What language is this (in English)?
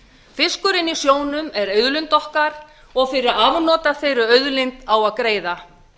Icelandic